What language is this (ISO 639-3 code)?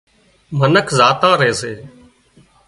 kxp